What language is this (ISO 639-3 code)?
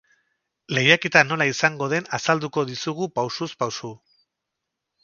eus